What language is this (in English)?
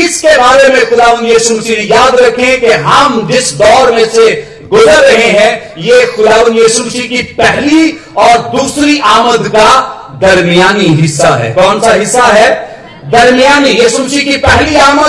Hindi